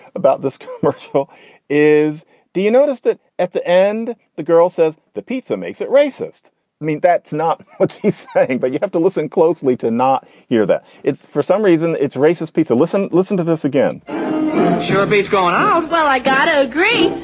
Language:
English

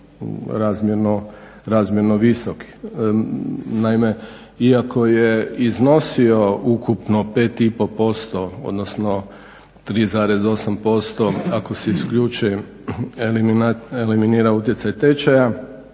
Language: Croatian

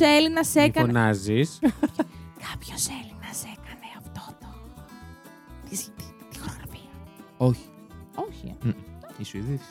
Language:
Greek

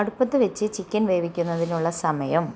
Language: Malayalam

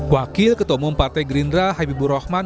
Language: Indonesian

